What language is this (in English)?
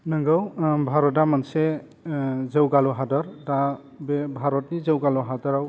Bodo